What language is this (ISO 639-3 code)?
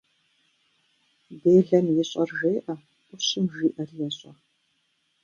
kbd